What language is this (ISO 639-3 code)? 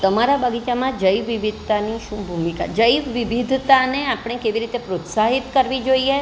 guj